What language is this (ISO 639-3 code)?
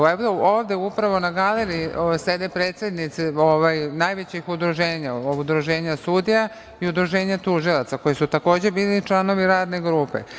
srp